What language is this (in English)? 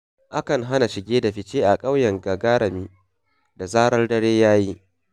Hausa